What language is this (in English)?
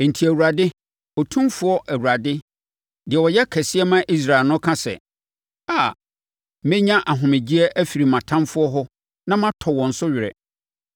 Akan